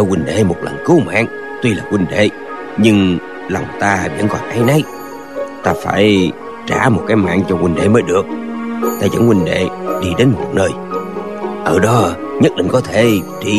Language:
Vietnamese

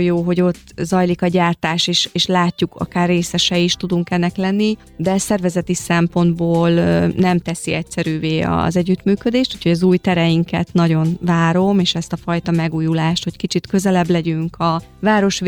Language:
Hungarian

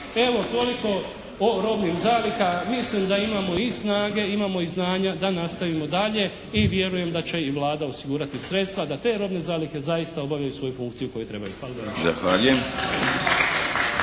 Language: Croatian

